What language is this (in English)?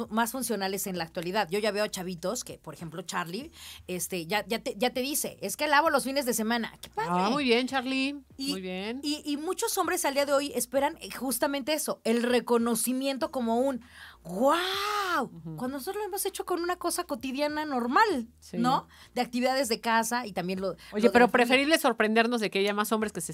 Spanish